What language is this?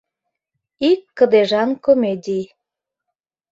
Mari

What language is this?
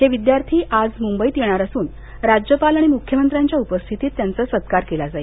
Marathi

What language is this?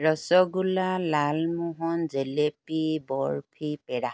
Assamese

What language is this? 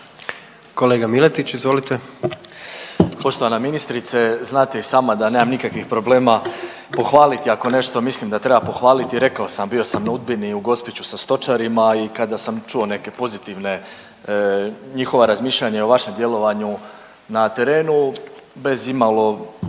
Croatian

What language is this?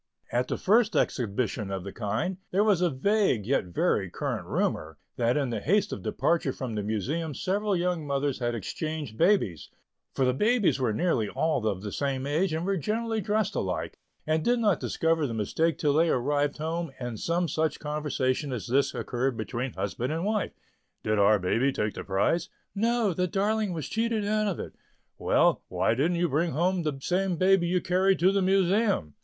English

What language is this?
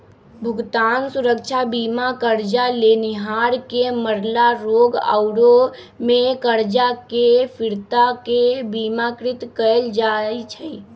Magahi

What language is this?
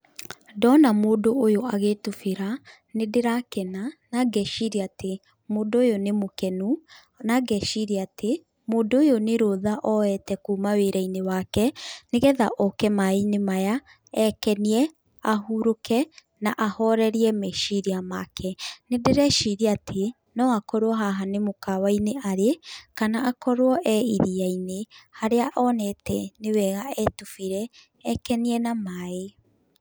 Kikuyu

